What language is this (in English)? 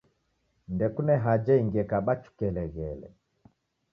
Taita